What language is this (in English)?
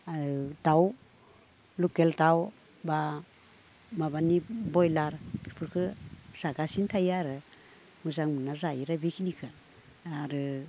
Bodo